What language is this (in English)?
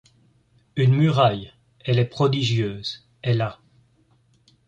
French